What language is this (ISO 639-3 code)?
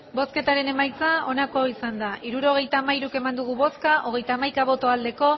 eus